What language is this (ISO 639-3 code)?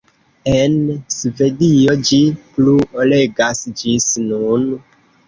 epo